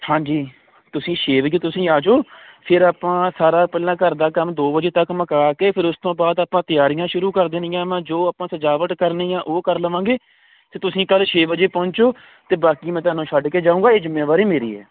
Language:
Punjabi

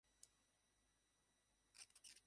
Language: Bangla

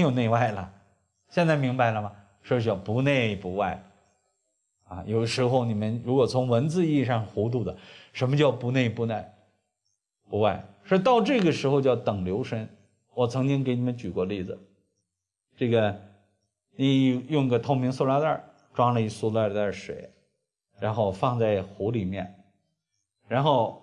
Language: Chinese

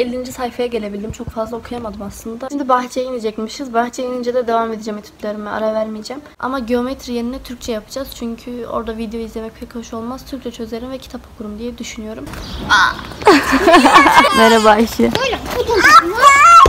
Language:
Turkish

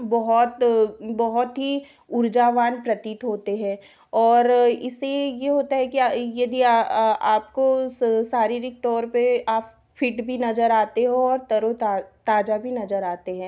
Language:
Hindi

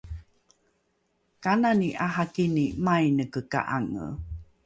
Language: Rukai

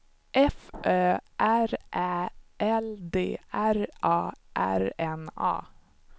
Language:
Swedish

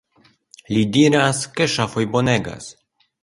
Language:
Esperanto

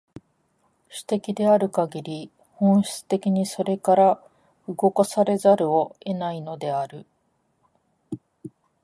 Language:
Japanese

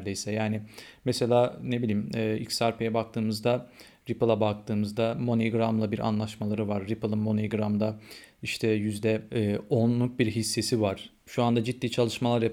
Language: Turkish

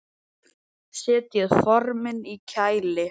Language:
Icelandic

